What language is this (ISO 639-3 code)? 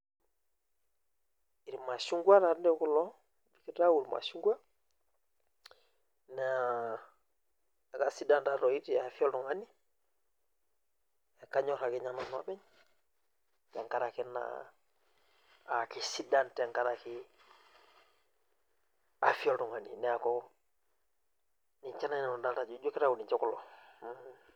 mas